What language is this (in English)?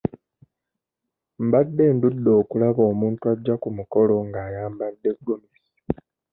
Ganda